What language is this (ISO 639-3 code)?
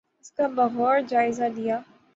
urd